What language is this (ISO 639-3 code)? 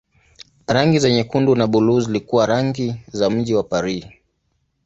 swa